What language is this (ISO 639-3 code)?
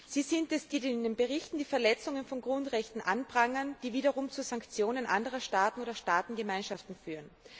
deu